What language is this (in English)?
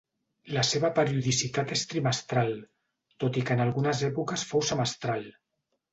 Catalan